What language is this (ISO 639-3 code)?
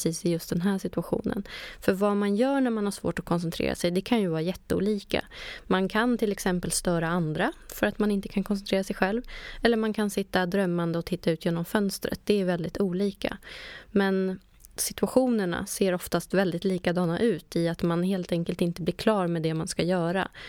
swe